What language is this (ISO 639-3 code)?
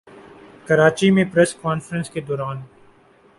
urd